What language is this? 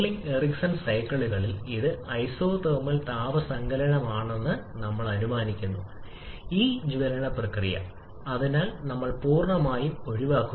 Malayalam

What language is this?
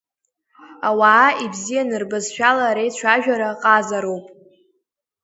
Abkhazian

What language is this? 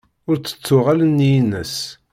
Kabyle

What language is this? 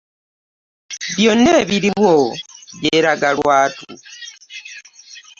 Ganda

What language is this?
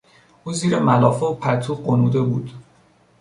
Persian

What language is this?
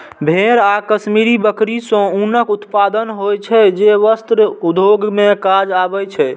Maithili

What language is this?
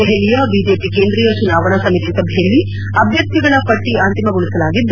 Kannada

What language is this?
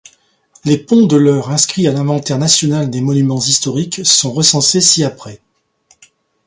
French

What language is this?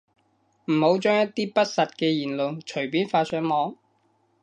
Cantonese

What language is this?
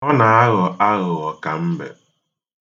Igbo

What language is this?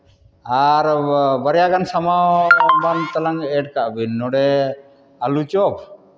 Santali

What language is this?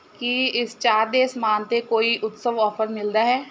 Punjabi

